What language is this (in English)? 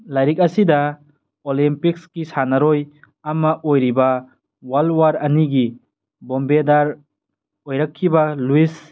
Manipuri